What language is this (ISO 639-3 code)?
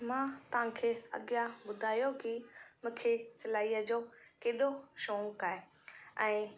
snd